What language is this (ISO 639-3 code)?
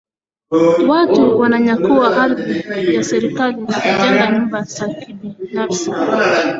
swa